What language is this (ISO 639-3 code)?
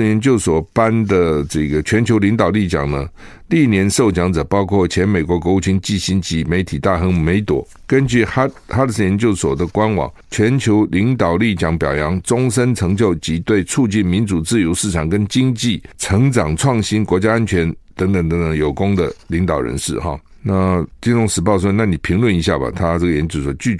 zho